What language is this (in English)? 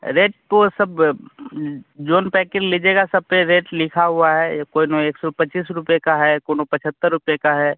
Hindi